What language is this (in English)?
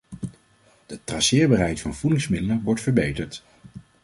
Dutch